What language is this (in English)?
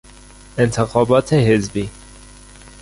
Persian